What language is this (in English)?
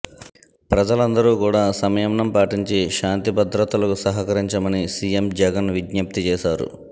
Telugu